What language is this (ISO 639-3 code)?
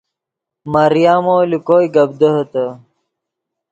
ydg